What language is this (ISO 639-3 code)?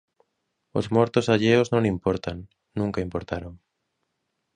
glg